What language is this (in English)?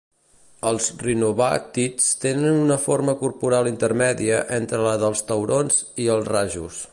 Catalan